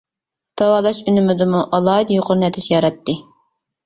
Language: Uyghur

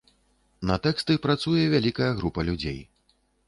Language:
Belarusian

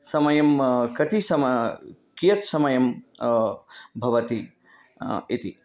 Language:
Sanskrit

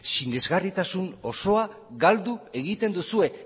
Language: Basque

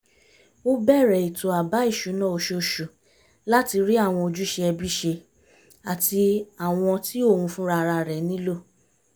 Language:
Yoruba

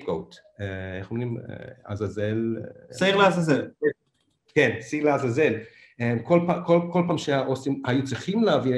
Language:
Hebrew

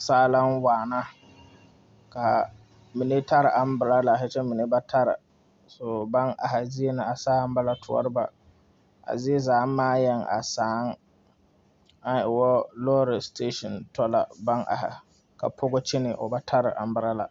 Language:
Southern Dagaare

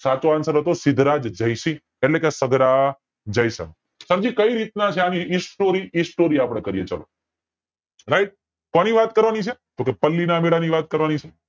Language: Gujarati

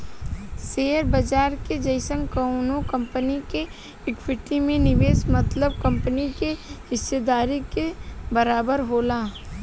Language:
Bhojpuri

